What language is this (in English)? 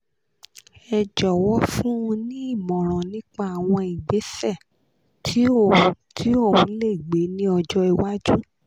Yoruba